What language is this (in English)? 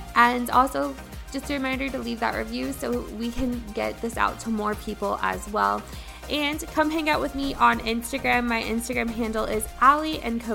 English